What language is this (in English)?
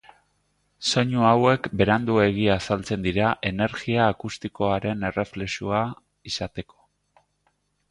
Basque